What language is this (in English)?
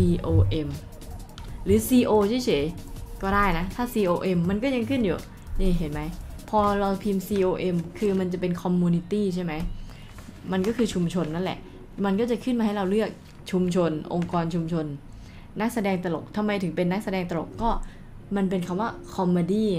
Thai